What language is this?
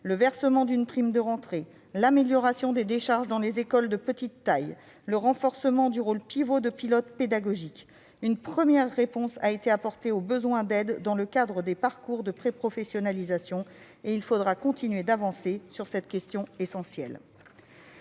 French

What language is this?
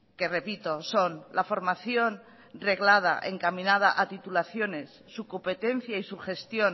Spanish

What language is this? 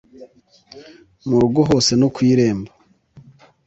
Kinyarwanda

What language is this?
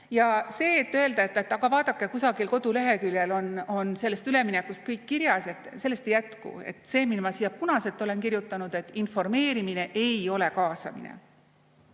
Estonian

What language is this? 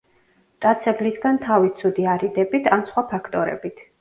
Georgian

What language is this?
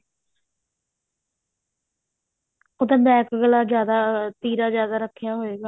Punjabi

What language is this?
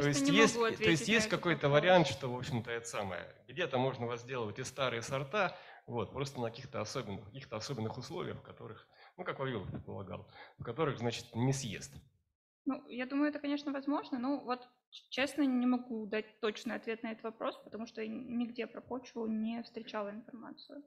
Russian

